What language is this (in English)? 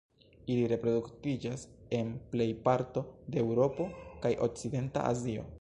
Esperanto